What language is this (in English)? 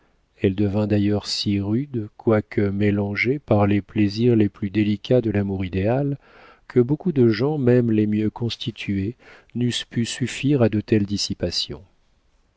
French